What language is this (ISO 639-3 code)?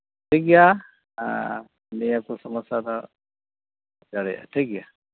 sat